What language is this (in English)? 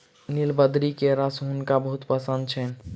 Maithili